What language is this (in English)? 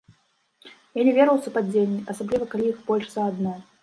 Belarusian